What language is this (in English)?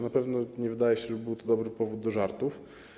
Polish